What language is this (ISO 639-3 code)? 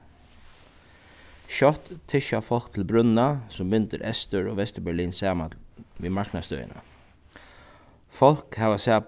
fao